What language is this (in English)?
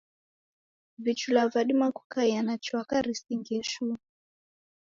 Taita